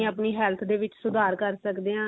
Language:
Punjabi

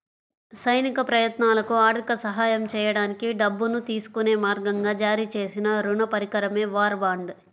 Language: Telugu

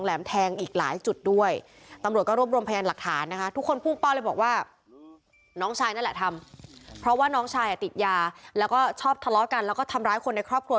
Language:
Thai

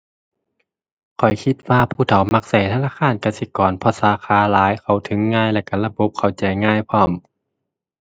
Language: Thai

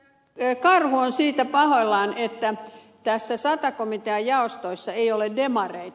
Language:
Finnish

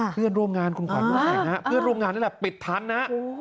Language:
Thai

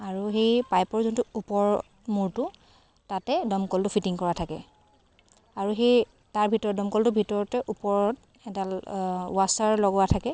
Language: Assamese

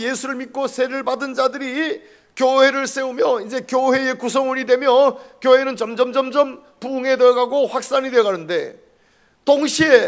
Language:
Korean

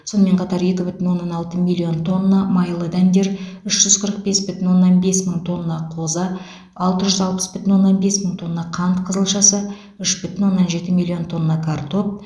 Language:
Kazakh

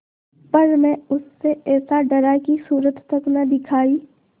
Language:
Hindi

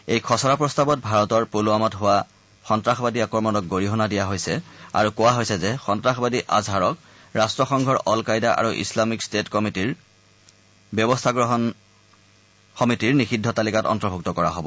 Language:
Assamese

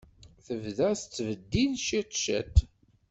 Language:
Kabyle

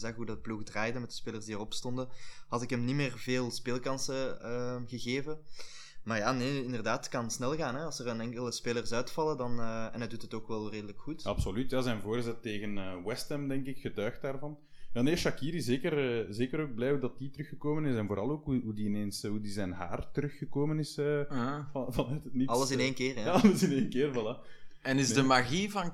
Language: Dutch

